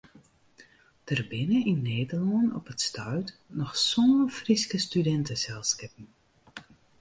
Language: Western Frisian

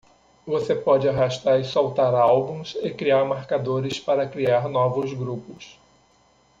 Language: Portuguese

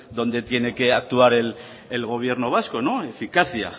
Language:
Spanish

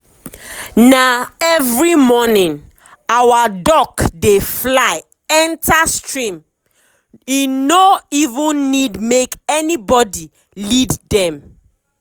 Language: Nigerian Pidgin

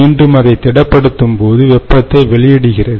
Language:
Tamil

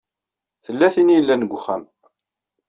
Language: Kabyle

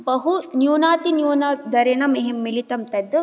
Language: Sanskrit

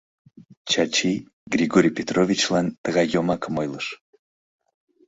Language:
Mari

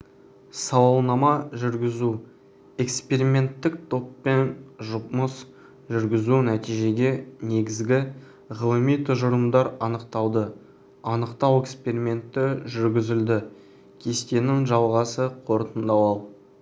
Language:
Kazakh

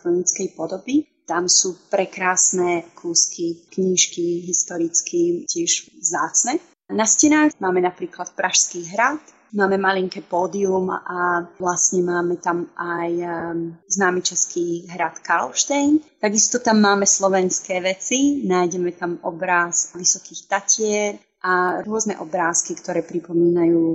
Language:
Slovak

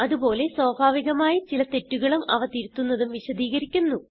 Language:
Malayalam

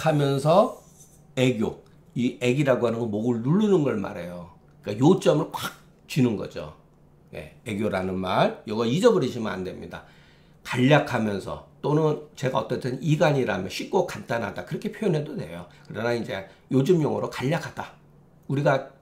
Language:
Korean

